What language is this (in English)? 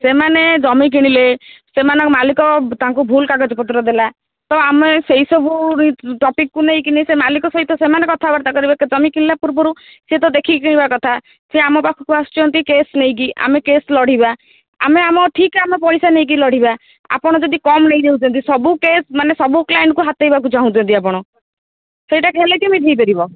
Odia